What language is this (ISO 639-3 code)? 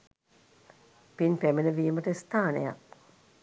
sin